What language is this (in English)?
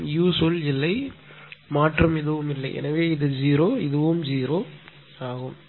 Tamil